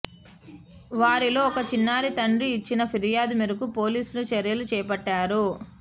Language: Telugu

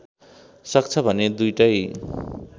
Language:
Nepali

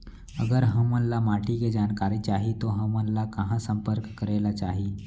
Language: Chhattisgarhi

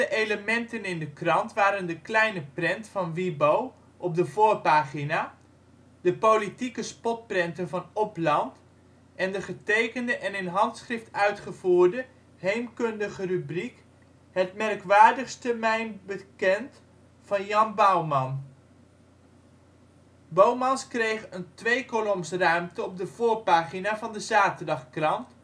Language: Dutch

